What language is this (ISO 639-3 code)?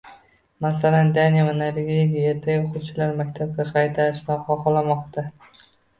uzb